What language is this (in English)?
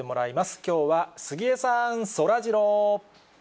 Japanese